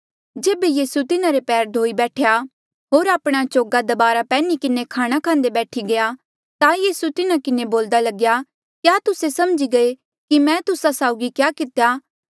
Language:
Mandeali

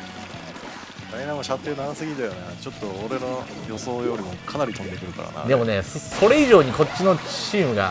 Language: Japanese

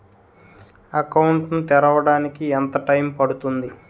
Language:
Telugu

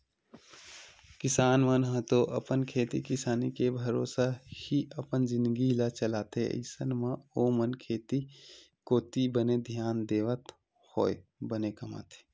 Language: Chhattisgarhi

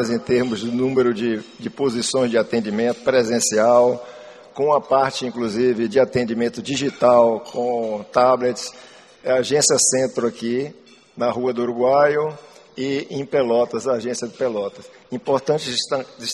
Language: Portuguese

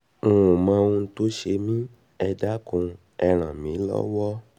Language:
Yoruba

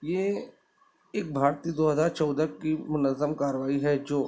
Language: Urdu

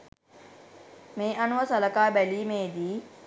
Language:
Sinhala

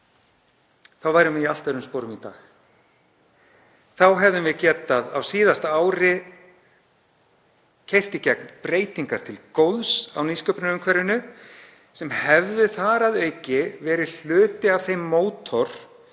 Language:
Icelandic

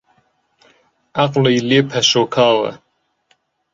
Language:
Central Kurdish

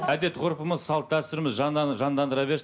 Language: Kazakh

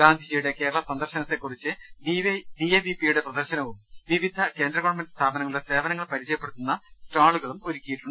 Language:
Malayalam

